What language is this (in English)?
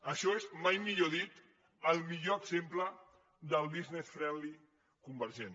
Catalan